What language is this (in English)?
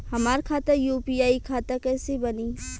Bhojpuri